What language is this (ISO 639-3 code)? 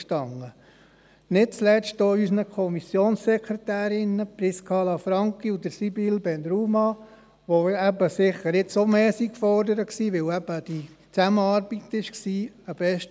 gsw